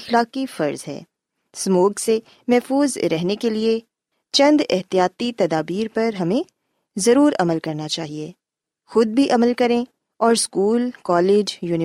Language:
Urdu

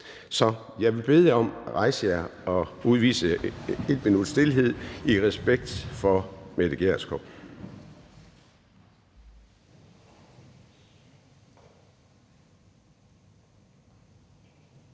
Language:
Danish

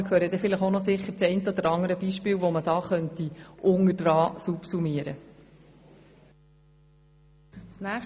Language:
Swiss German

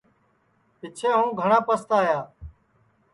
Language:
Sansi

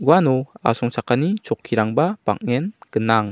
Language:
Garo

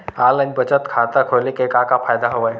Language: Chhattisgarhi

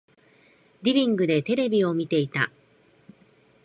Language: Japanese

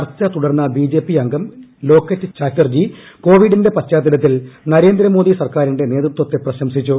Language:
Malayalam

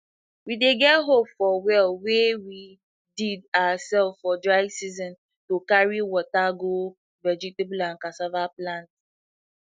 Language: Nigerian Pidgin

